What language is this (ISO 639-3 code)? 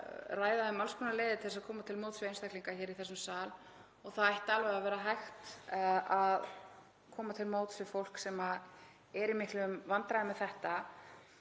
isl